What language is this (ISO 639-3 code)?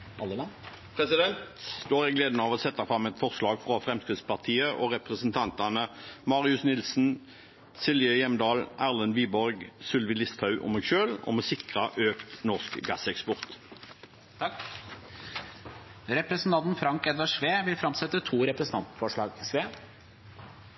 nor